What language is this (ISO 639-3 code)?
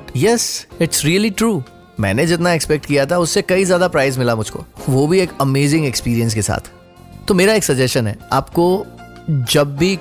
hin